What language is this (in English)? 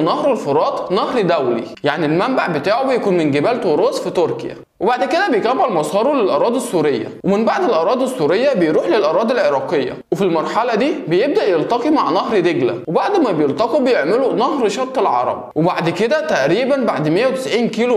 Arabic